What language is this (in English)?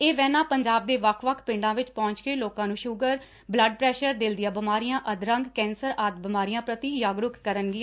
Punjabi